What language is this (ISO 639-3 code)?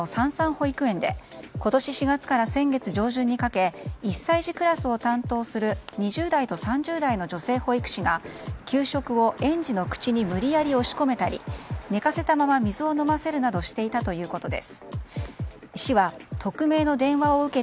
jpn